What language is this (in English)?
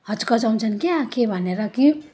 Nepali